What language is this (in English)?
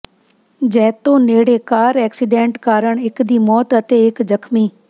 Punjabi